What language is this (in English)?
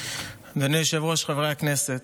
Hebrew